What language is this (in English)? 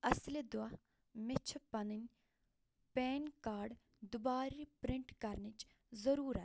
Kashmiri